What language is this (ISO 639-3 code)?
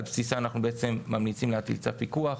heb